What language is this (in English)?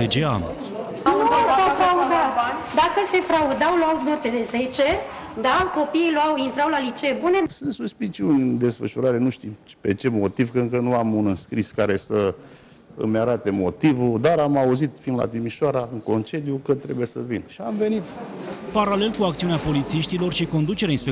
Romanian